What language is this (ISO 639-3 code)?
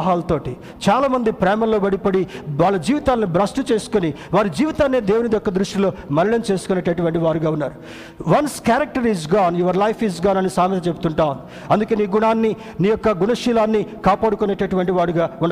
tel